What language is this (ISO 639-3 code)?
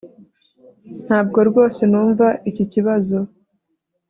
kin